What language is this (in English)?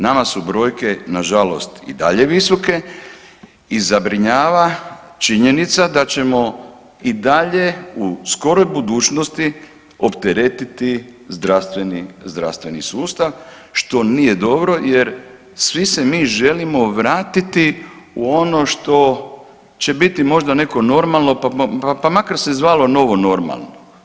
Croatian